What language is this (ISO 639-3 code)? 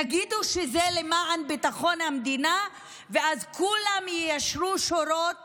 heb